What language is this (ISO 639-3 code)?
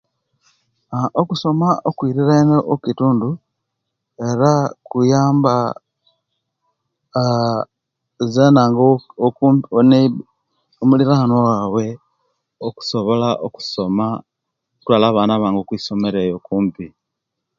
lke